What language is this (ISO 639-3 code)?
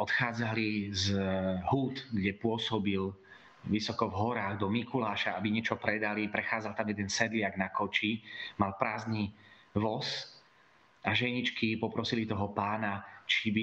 slk